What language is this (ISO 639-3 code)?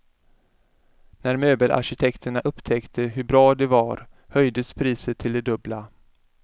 swe